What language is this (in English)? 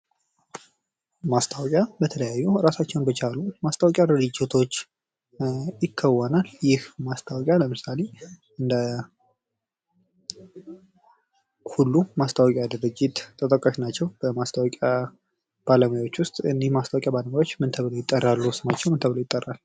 Amharic